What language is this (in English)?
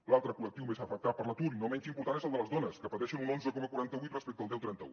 Catalan